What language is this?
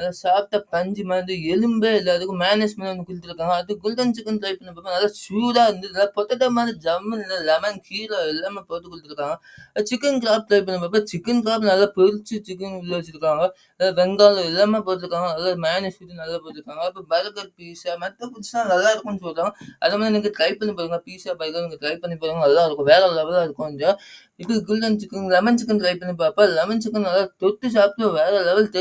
Tamil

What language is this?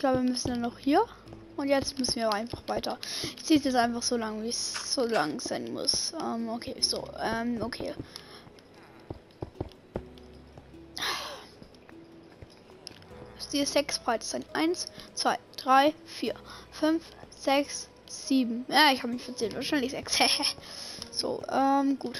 German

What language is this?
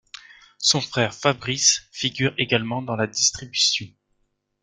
French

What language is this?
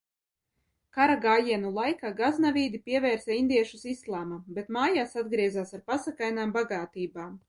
Latvian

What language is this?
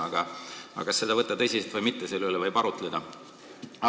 Estonian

